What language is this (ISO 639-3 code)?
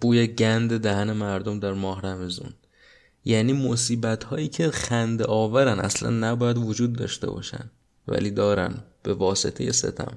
fas